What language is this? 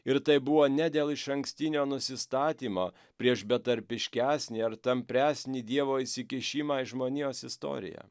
Lithuanian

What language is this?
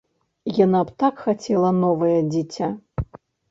Belarusian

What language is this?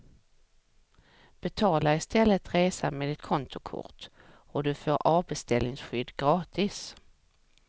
Swedish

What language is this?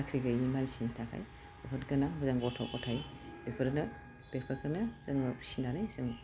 Bodo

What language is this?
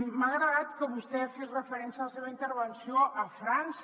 Catalan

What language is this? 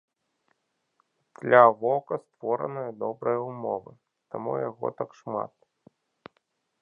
Belarusian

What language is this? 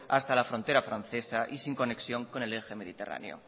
Spanish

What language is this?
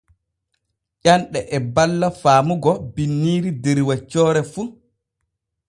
Borgu Fulfulde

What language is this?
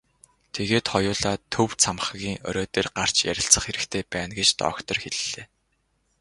Mongolian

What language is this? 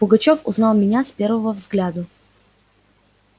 Russian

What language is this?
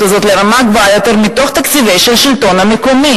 Hebrew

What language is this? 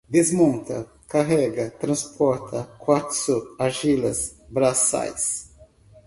Portuguese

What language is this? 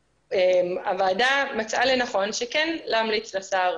Hebrew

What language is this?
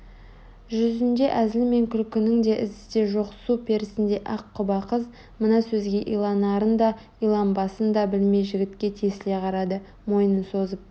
Kazakh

